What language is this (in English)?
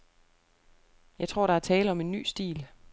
Danish